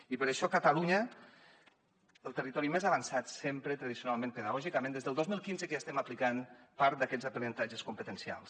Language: Catalan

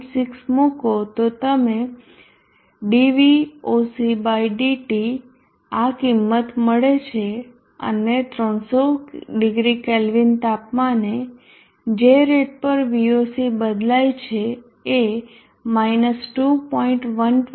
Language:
Gujarati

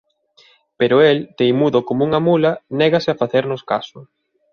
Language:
Galician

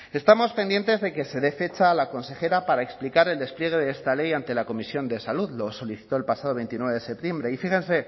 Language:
Spanish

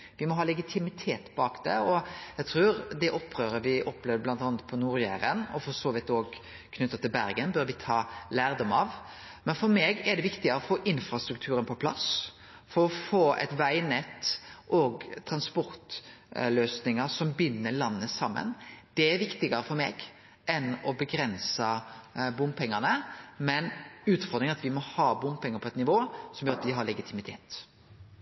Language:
Norwegian Nynorsk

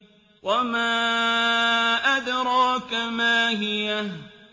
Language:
Arabic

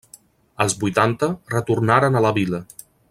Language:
Catalan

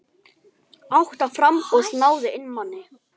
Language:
Icelandic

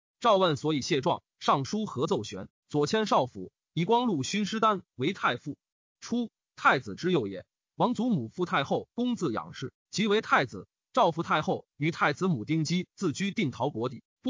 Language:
Chinese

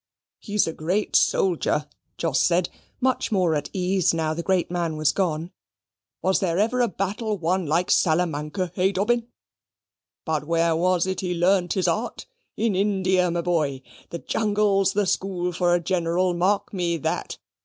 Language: English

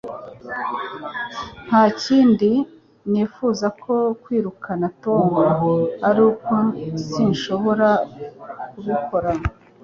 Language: Kinyarwanda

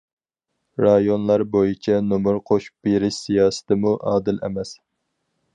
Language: Uyghur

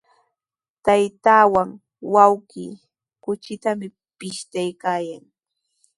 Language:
Sihuas Ancash Quechua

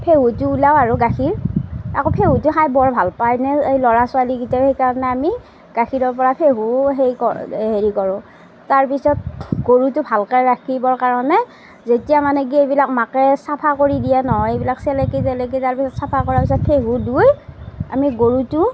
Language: Assamese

